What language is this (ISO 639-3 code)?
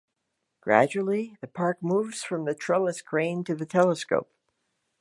eng